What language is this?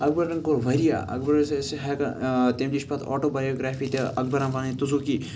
Kashmiri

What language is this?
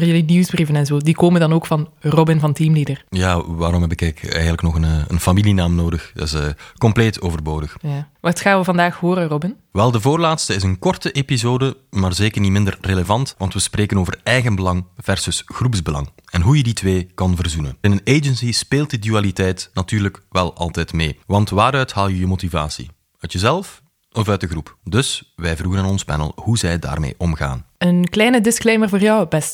Dutch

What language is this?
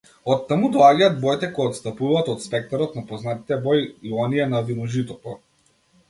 Macedonian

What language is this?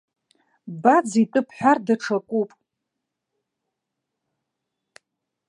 Abkhazian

